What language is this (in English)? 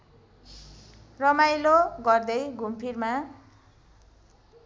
Nepali